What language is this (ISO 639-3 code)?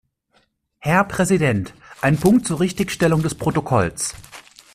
deu